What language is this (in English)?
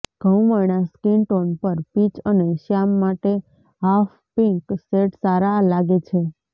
Gujarati